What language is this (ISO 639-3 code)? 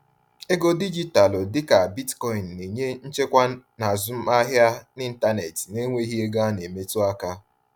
ibo